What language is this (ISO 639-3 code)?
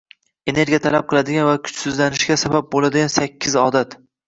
uzb